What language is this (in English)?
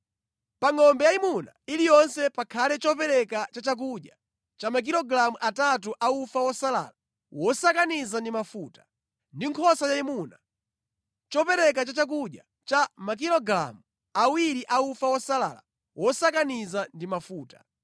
Nyanja